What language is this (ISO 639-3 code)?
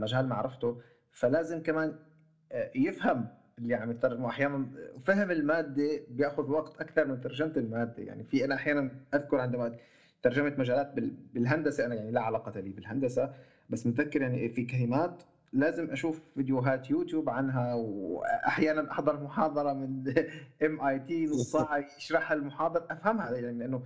ara